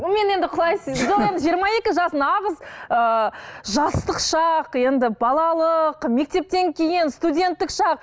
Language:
Kazakh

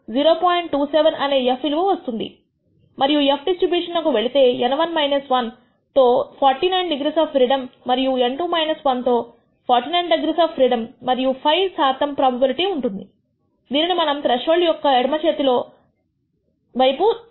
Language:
Telugu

